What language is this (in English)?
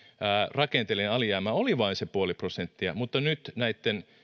Finnish